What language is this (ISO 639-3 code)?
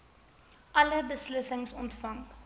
afr